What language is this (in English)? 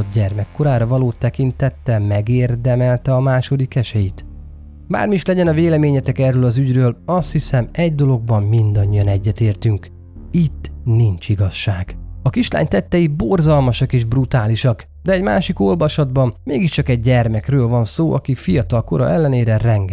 Hungarian